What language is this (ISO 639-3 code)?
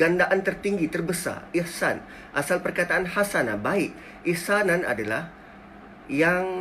msa